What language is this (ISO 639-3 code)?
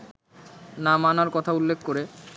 ben